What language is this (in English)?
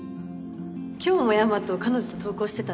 Japanese